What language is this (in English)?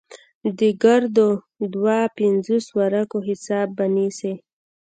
Pashto